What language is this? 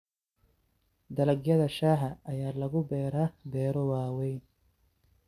Somali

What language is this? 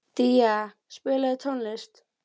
Icelandic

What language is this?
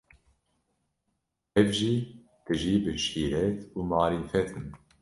Kurdish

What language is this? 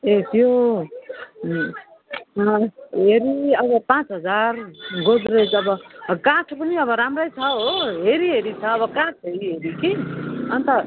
Nepali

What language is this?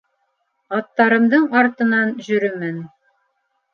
Bashkir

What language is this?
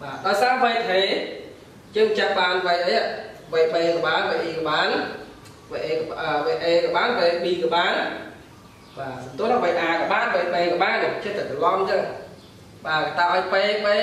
Vietnamese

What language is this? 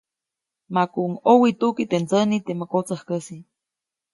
Copainalá Zoque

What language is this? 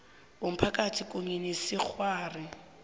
South Ndebele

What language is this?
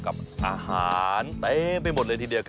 Thai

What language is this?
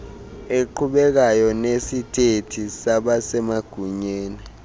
Xhosa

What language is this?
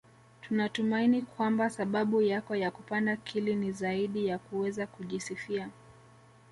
Swahili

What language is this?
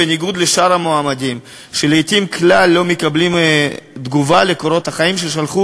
Hebrew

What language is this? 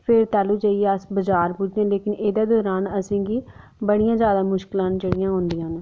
Dogri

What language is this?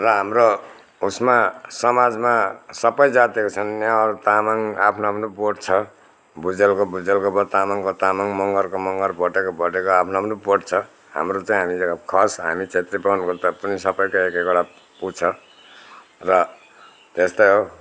Nepali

